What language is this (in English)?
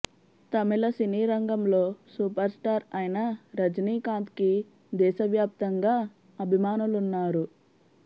Telugu